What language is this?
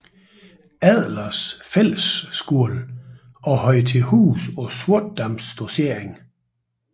Danish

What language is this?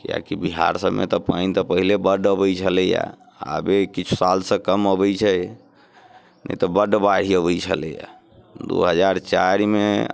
Maithili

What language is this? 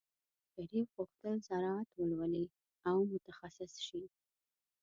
Pashto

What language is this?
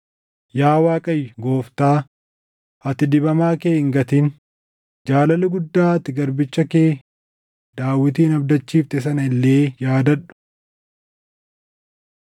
Oromo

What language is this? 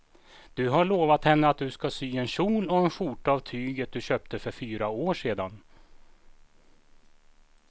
Swedish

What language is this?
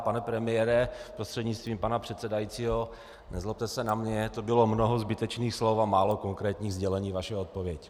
Czech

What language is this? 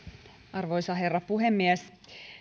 Finnish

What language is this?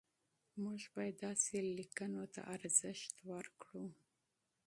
Pashto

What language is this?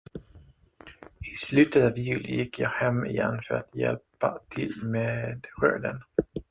Swedish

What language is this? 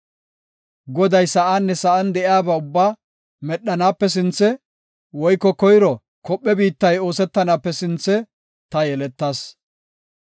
Gofa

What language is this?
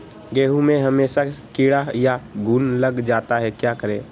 Magahi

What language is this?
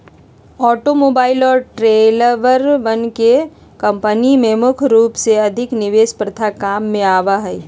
Magahi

